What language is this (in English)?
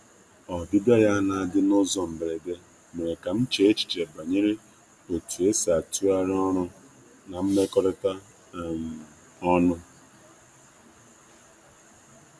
Igbo